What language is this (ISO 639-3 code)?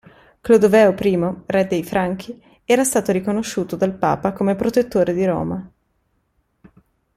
ita